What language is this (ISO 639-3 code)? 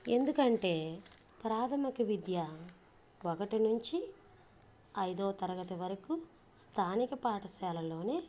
tel